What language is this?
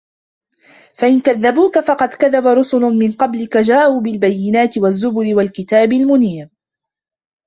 Arabic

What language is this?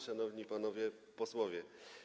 Polish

